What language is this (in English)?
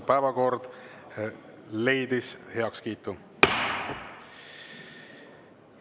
Estonian